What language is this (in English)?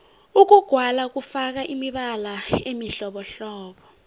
South Ndebele